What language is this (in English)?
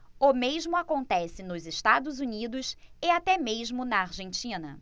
Portuguese